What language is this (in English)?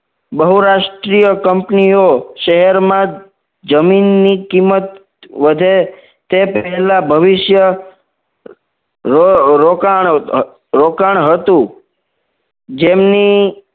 Gujarati